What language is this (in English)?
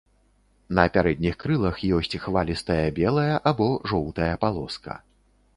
Belarusian